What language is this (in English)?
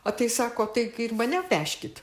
Lithuanian